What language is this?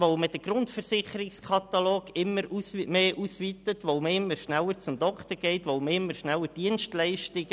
Swiss German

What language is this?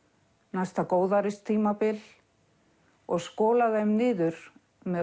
Icelandic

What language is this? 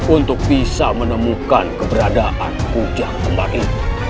Indonesian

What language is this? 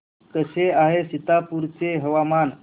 Marathi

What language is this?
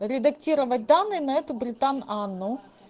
Russian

